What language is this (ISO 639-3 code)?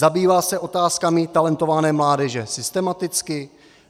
ces